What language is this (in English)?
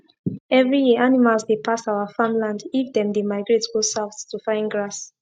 Nigerian Pidgin